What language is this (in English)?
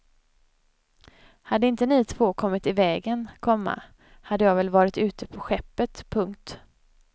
Swedish